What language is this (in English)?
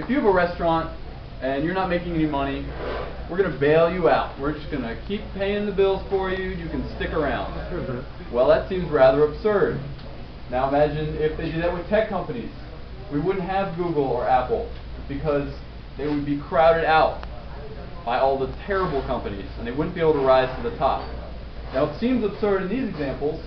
English